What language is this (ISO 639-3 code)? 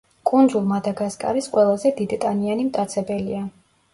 kat